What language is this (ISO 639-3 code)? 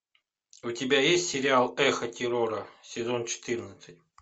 rus